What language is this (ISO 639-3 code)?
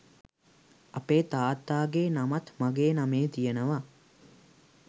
sin